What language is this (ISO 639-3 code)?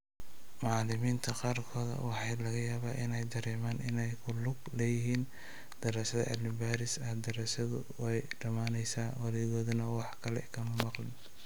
som